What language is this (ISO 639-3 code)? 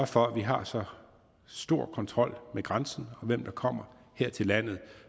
dan